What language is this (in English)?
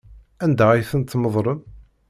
Kabyle